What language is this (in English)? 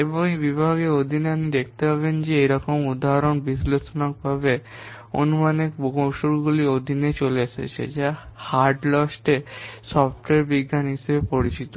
Bangla